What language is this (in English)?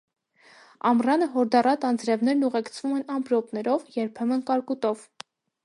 Armenian